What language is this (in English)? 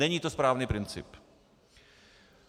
Czech